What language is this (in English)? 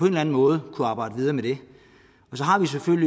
Danish